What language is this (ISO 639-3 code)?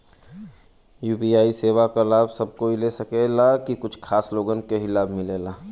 bho